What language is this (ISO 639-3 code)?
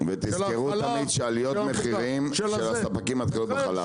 heb